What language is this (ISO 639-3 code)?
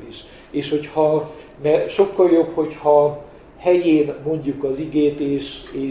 hun